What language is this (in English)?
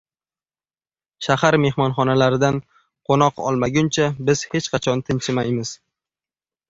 Uzbek